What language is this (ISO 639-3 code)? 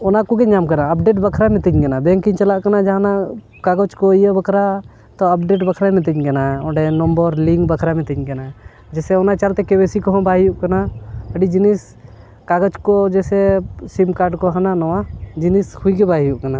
sat